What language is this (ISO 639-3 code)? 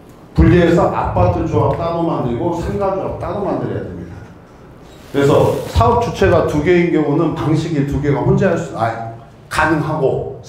kor